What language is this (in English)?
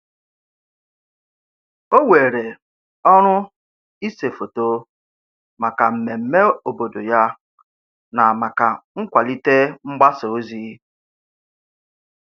Igbo